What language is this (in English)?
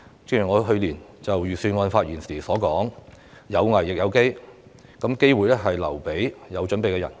Cantonese